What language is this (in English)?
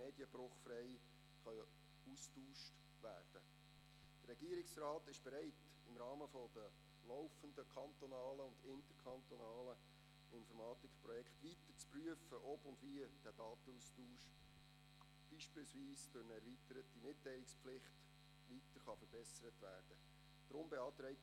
Swiss German